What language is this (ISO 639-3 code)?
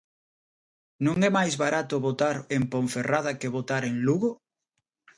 glg